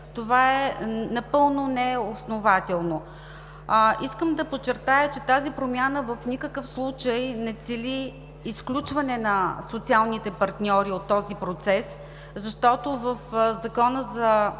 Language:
Bulgarian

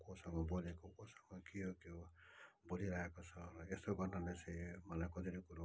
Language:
Nepali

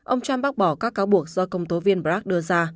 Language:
Vietnamese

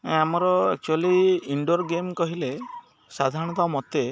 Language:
Odia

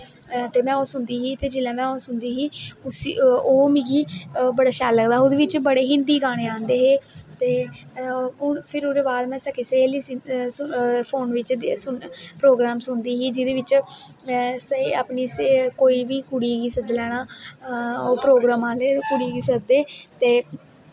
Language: Dogri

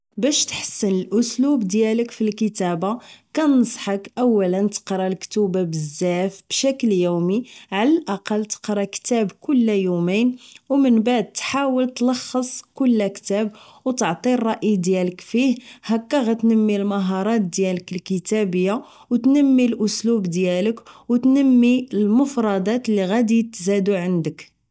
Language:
Moroccan Arabic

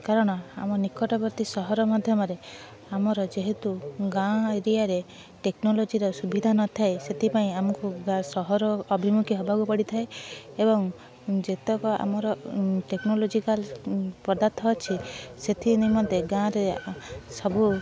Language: Odia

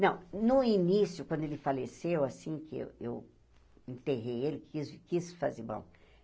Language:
Portuguese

